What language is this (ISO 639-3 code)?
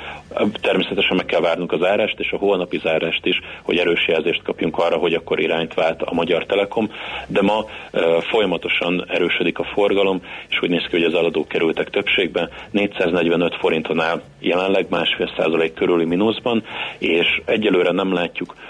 hun